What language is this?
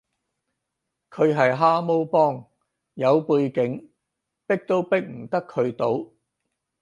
Cantonese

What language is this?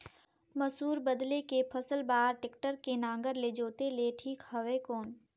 Chhattisgarhi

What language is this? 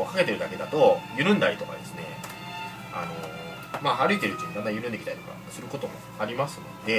Japanese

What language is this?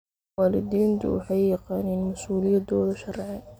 Somali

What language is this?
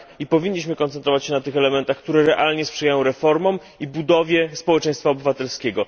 Polish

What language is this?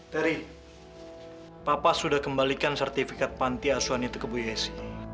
Indonesian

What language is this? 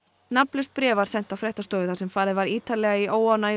Icelandic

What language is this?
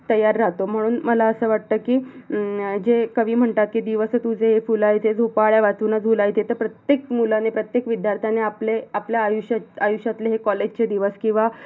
Marathi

